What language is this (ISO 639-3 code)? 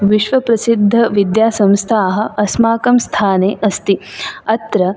san